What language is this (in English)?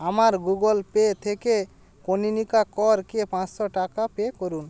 Bangla